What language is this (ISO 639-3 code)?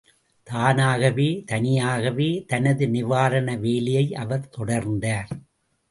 tam